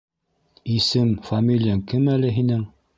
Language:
Bashkir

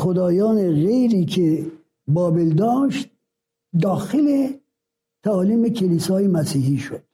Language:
Persian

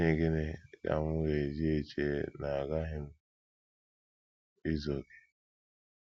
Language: Igbo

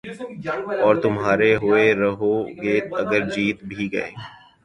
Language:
Urdu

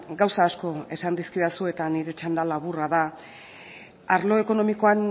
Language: Basque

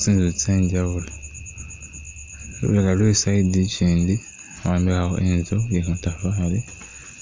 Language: Masaaba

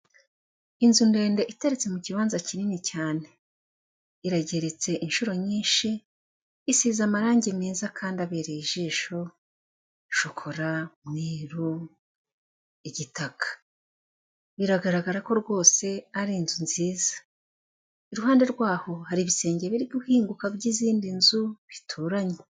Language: Kinyarwanda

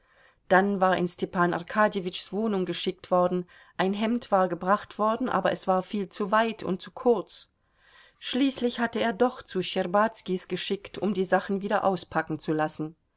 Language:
German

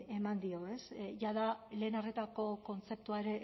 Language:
Basque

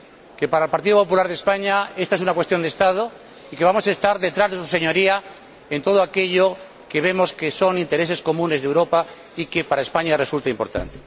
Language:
Spanish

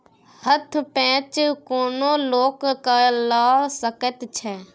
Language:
Maithili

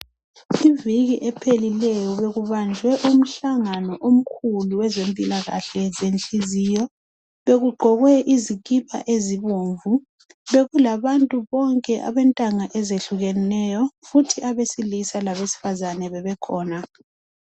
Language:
North Ndebele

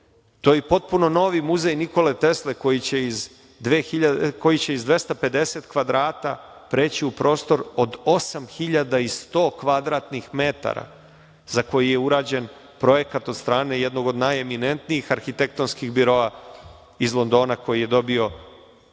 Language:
Serbian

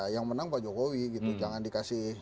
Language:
Indonesian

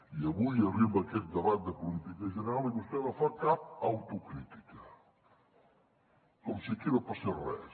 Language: Catalan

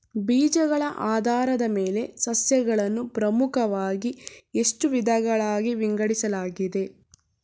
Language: Kannada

